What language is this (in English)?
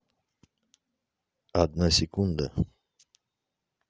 Russian